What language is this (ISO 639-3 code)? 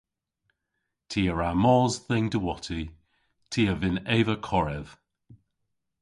cor